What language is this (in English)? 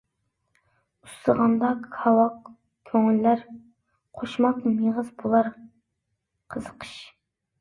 Uyghur